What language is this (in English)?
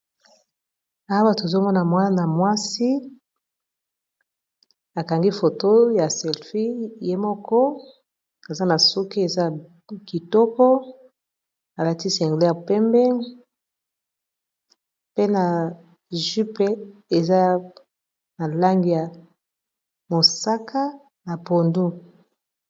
Lingala